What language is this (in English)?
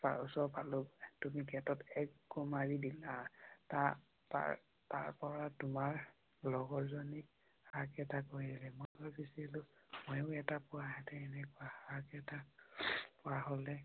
Assamese